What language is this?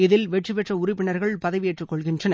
Tamil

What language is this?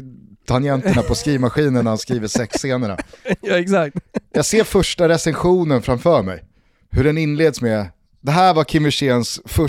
Swedish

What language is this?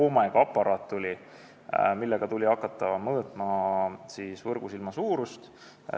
Estonian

